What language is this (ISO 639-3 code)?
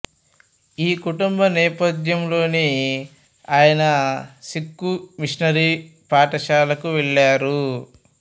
tel